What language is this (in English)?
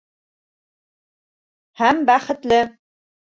Bashkir